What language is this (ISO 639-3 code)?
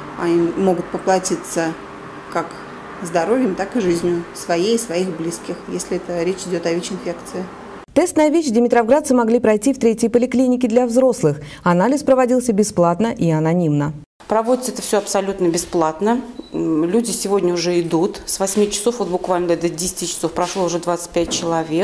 rus